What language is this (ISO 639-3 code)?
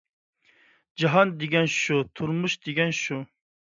uig